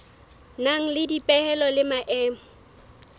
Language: Southern Sotho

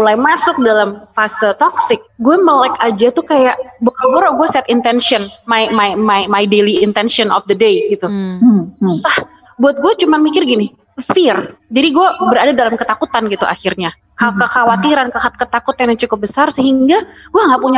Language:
Indonesian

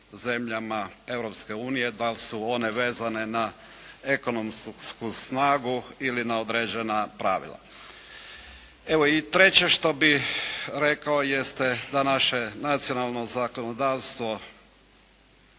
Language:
Croatian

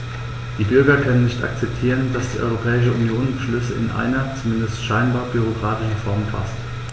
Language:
German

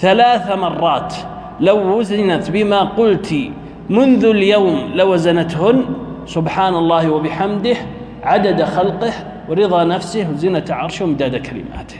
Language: Arabic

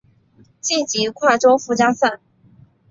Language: Chinese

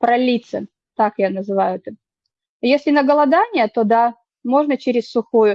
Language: Russian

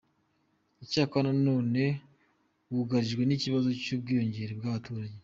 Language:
Kinyarwanda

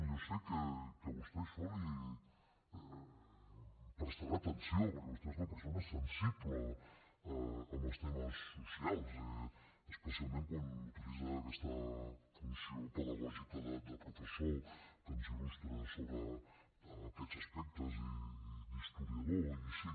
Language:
Catalan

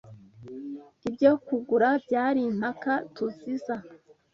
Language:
Kinyarwanda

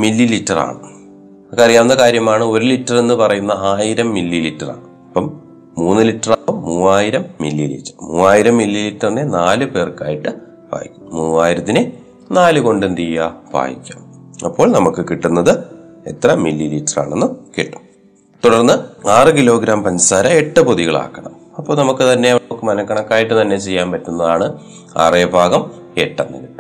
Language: Malayalam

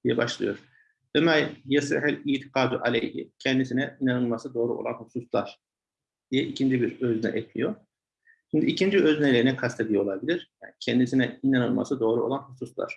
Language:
Turkish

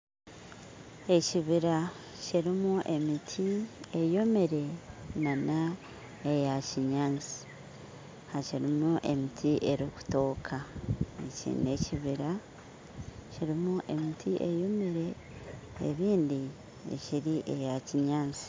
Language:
Nyankole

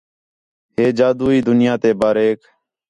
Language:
Khetrani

